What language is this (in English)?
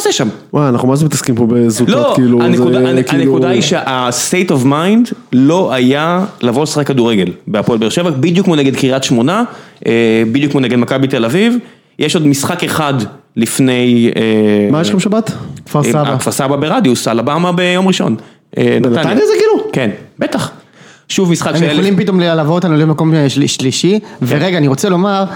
Hebrew